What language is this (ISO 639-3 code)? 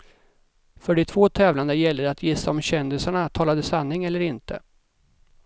swe